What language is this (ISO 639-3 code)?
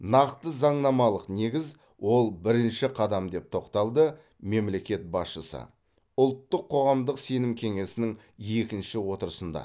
kaz